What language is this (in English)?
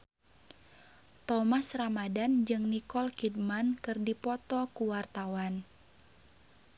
Sundanese